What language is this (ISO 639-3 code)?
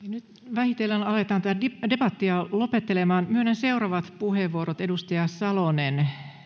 fin